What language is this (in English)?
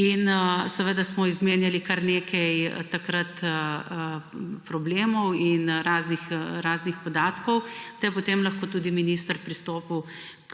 Slovenian